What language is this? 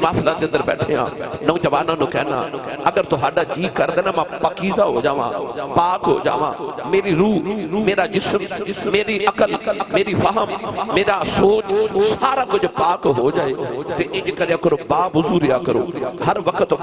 Urdu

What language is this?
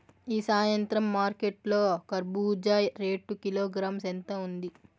Telugu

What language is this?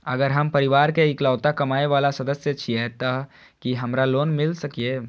Maithili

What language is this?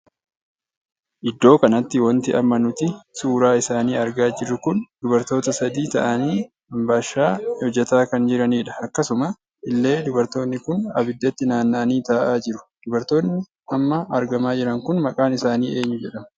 Oromo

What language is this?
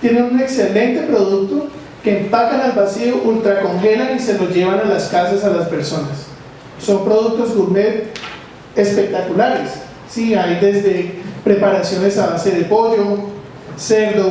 Spanish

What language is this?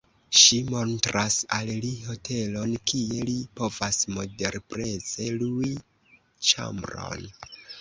Esperanto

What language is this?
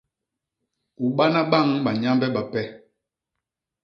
Basaa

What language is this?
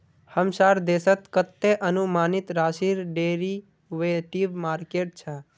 Magahi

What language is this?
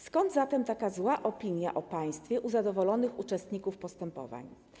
Polish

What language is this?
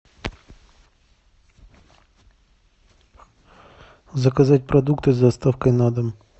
Russian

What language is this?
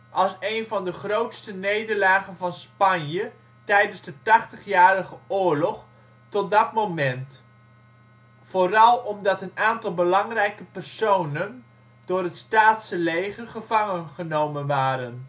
Dutch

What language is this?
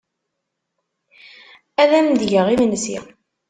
Kabyle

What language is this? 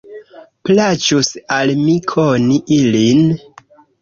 Esperanto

